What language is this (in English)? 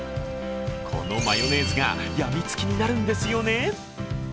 Japanese